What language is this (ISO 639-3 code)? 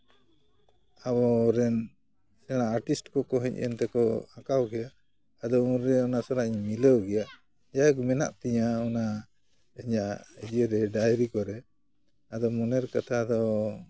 sat